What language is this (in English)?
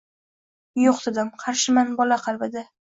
Uzbek